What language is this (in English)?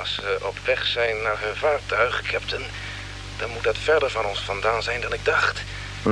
Dutch